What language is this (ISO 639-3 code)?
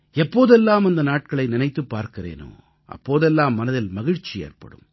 tam